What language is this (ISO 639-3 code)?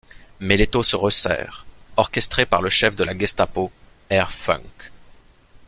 fra